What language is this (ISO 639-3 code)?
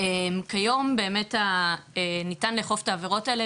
heb